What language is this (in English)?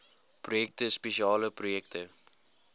Afrikaans